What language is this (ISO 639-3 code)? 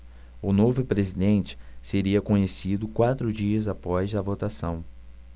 por